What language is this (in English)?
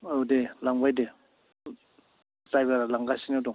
Bodo